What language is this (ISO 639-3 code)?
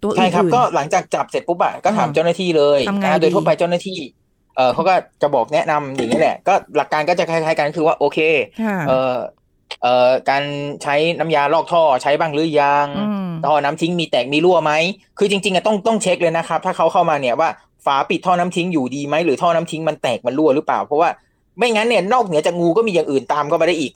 tha